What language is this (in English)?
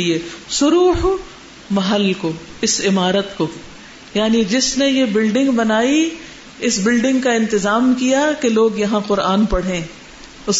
Urdu